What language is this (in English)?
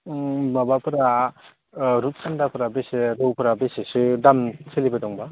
Bodo